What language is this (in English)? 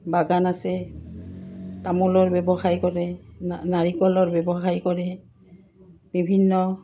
Assamese